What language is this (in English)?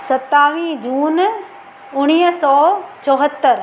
Sindhi